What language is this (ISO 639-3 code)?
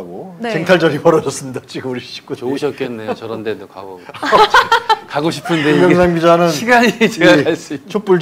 kor